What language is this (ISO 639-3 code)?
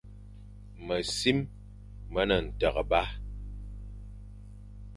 fan